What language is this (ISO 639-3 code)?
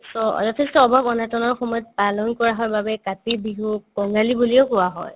asm